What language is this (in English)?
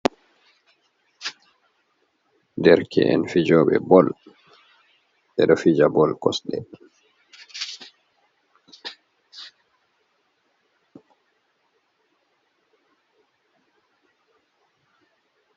Fula